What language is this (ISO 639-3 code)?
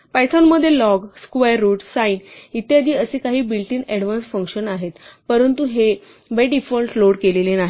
mar